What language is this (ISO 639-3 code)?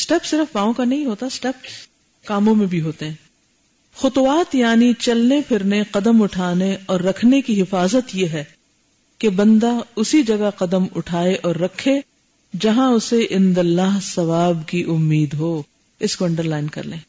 urd